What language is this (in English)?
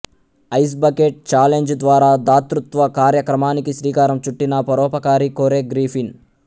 Telugu